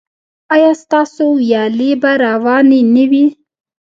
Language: Pashto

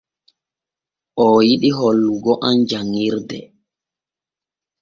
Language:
Borgu Fulfulde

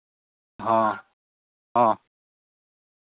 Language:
Santali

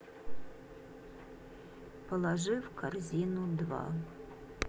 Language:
Russian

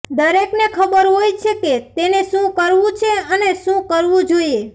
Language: Gujarati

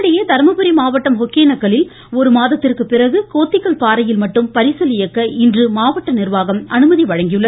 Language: Tamil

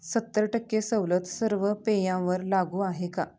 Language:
Marathi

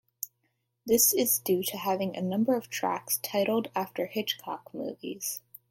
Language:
English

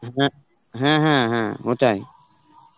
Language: Bangla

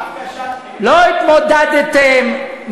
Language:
Hebrew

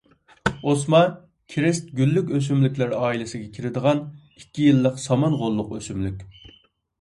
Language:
Uyghur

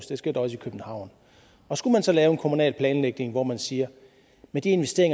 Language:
Danish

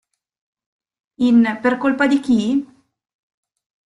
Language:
Italian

